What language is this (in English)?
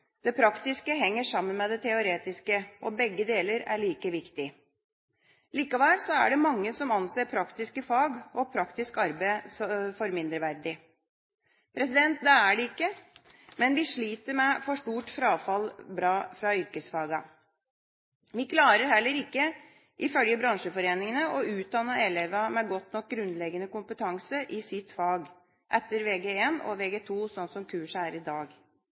Norwegian Bokmål